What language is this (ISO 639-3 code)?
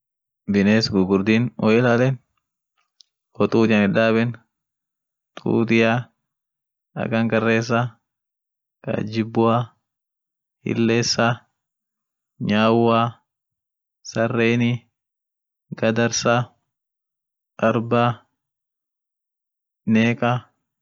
orc